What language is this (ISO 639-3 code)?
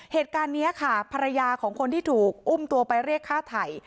tha